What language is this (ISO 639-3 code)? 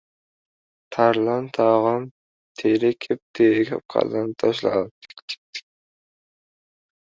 uzb